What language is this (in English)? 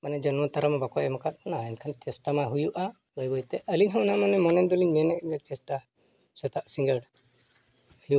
Santali